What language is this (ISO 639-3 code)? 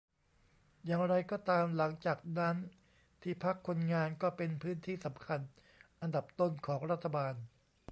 tha